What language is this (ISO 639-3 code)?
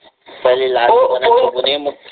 mar